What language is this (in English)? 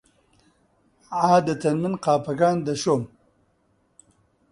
Central Kurdish